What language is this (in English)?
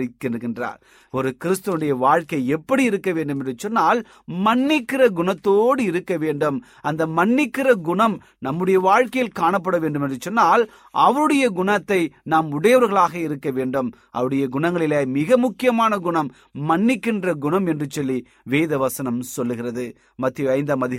Tamil